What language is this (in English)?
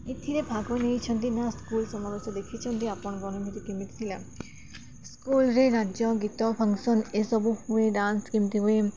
Odia